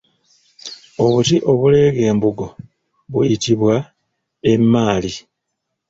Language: Ganda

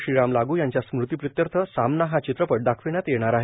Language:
Marathi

